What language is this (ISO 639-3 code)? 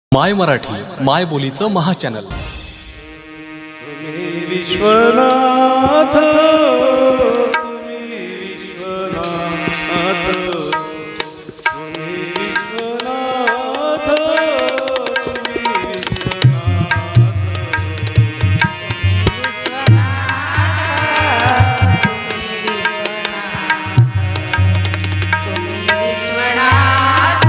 mar